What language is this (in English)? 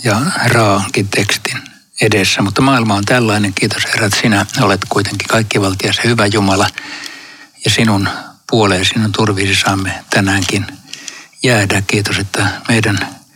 Finnish